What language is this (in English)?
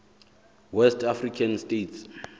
Southern Sotho